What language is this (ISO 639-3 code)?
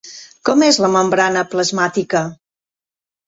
cat